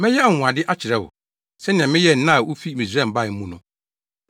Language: Akan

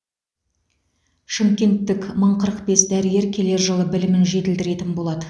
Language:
Kazakh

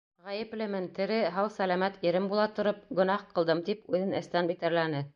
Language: Bashkir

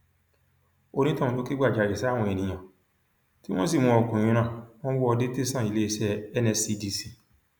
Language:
Yoruba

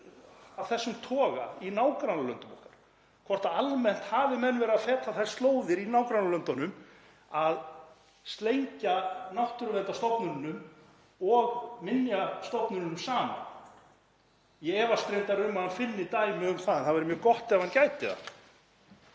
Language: Icelandic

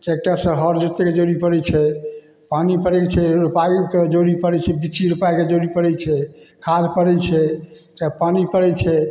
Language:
Maithili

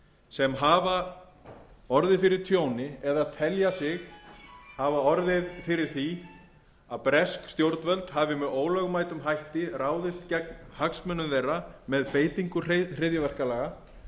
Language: Icelandic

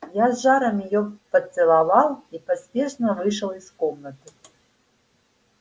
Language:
Russian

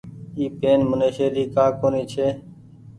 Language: Goaria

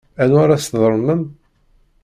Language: Kabyle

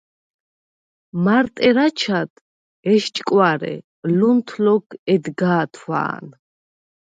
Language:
Svan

